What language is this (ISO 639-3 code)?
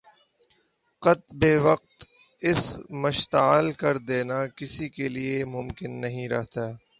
urd